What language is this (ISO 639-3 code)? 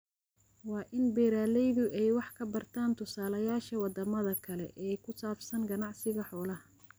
som